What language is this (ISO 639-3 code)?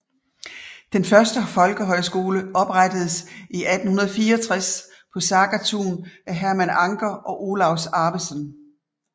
dan